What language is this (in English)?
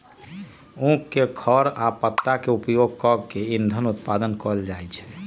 Magahi